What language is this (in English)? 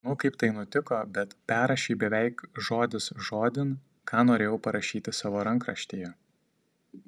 Lithuanian